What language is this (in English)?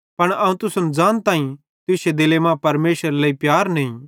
Bhadrawahi